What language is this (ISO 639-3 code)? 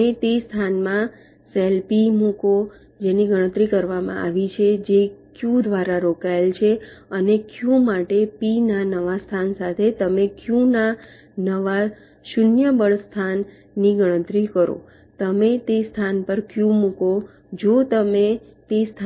guj